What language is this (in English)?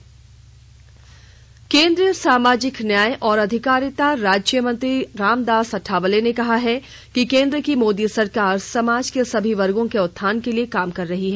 Hindi